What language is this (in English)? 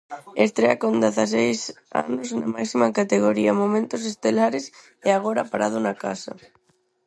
Galician